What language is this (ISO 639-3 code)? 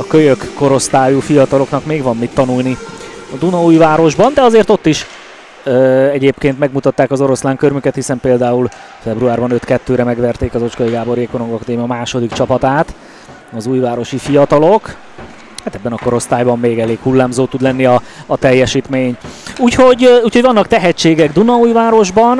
hun